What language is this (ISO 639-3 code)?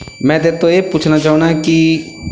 pan